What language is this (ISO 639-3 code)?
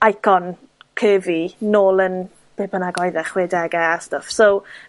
cym